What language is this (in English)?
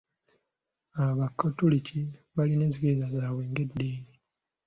Ganda